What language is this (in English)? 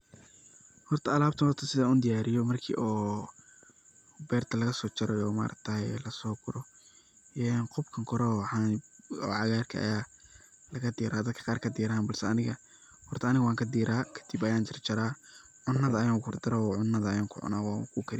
Somali